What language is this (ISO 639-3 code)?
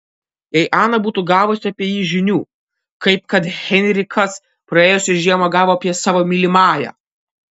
lit